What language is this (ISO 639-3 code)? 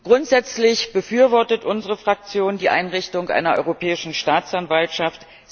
deu